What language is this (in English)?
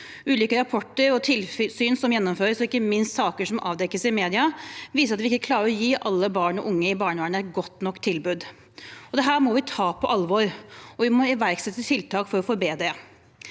Norwegian